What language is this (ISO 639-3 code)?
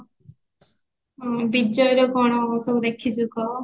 ori